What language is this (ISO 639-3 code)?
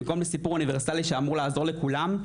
heb